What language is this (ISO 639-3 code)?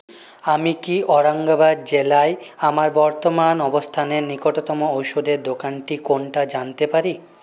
ben